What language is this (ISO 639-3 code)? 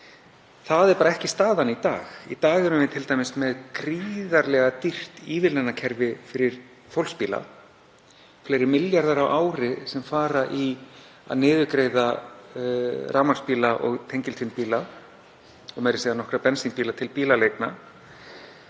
isl